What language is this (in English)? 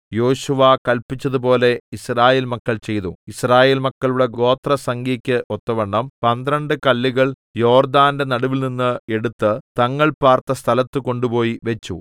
Malayalam